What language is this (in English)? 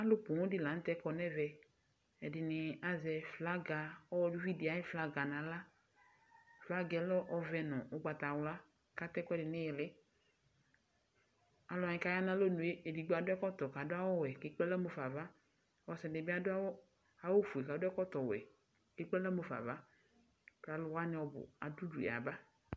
Ikposo